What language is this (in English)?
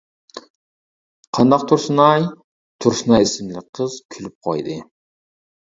Uyghur